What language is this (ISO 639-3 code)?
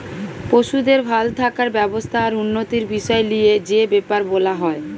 ben